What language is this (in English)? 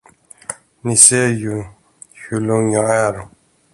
Swedish